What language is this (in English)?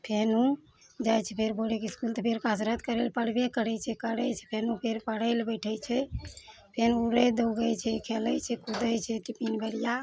Maithili